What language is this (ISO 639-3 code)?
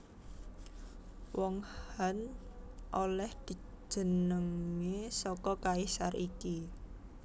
jav